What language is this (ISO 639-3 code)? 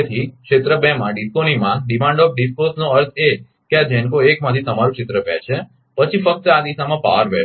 guj